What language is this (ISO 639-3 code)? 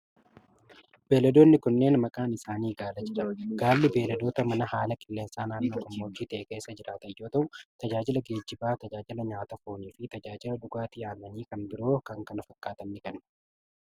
orm